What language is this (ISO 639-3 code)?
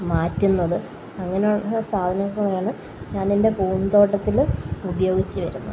mal